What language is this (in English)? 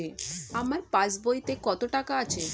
Bangla